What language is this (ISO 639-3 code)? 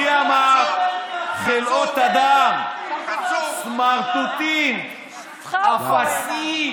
heb